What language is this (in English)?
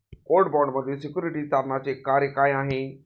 Marathi